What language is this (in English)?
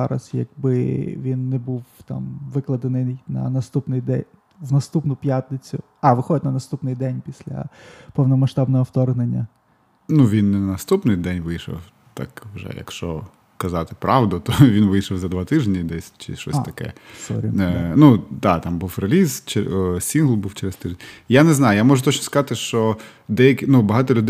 Ukrainian